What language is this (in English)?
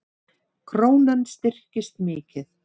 Icelandic